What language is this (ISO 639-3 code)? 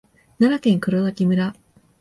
jpn